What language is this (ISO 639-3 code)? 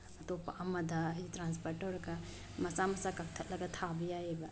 mni